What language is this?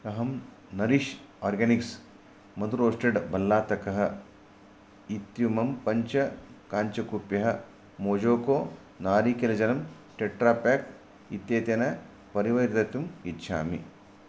Sanskrit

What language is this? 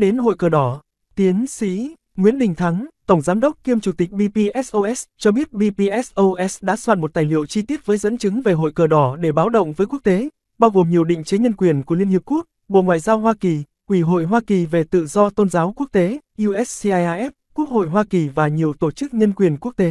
Vietnamese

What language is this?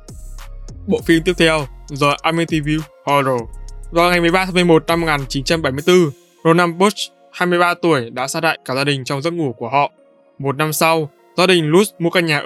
Vietnamese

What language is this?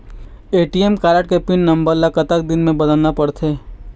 Chhattisgarhi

